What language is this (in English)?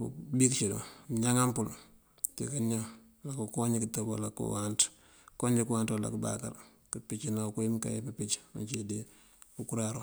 Mandjak